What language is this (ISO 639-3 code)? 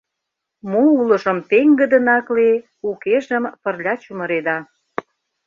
chm